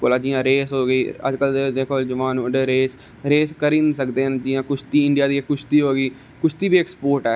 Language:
Dogri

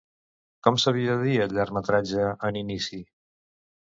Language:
Catalan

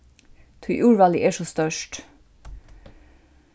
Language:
Faroese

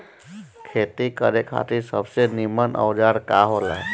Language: Bhojpuri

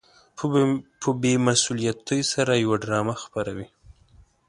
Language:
Pashto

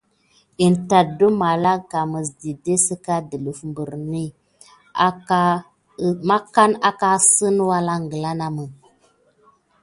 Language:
Gidar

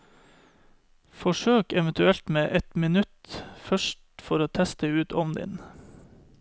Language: Norwegian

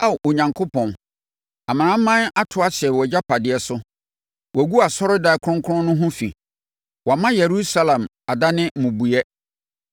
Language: Akan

